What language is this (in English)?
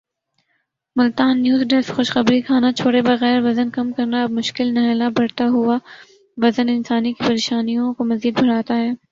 Urdu